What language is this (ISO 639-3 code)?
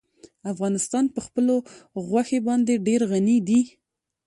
pus